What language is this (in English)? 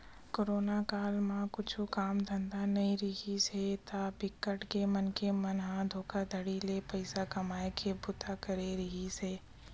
Chhattisgarhi